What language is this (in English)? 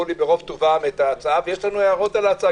Hebrew